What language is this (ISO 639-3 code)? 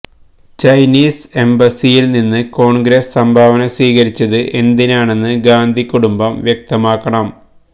mal